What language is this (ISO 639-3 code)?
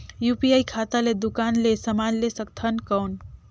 hne